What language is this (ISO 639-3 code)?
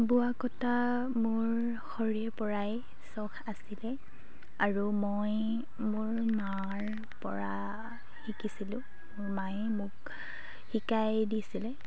asm